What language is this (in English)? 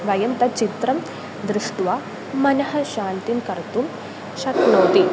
Sanskrit